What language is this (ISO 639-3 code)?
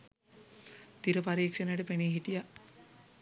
sin